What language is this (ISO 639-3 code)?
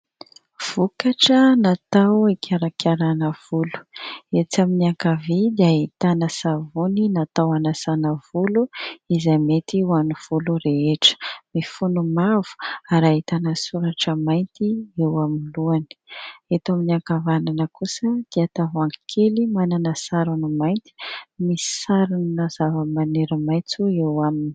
mlg